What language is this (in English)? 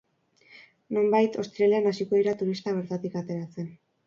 Basque